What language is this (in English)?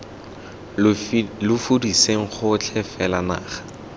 Tswana